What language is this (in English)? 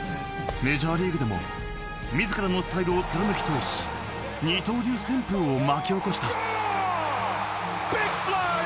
Japanese